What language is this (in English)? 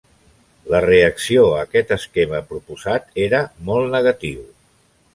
Catalan